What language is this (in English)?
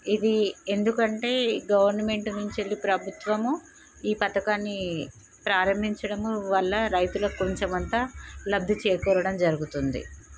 Telugu